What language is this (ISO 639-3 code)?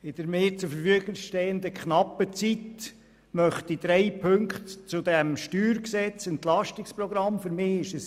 gsw